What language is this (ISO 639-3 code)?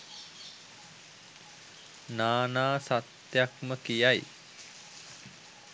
sin